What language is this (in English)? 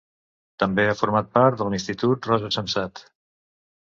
Catalan